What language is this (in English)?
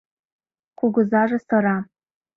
Mari